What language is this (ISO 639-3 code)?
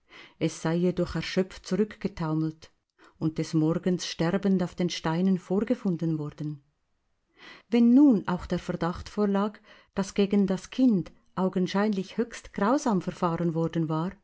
deu